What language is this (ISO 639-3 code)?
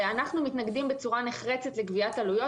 heb